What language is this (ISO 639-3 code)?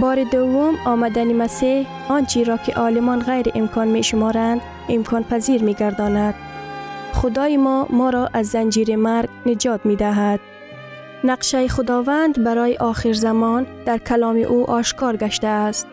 fas